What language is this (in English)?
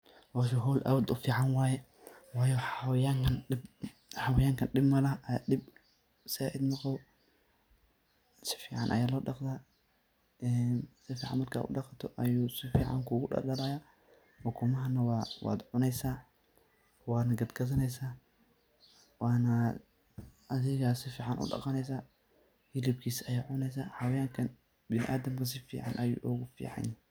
Somali